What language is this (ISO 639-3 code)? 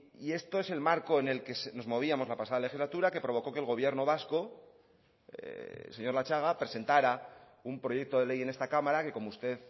spa